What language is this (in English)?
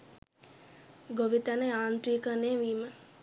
Sinhala